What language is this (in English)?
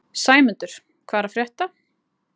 Icelandic